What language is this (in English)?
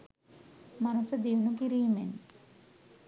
Sinhala